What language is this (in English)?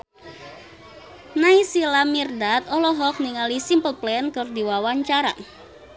Sundanese